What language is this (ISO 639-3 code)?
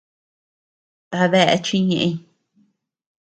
cux